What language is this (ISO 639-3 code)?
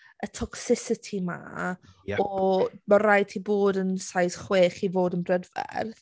cym